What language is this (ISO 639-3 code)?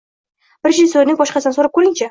uzb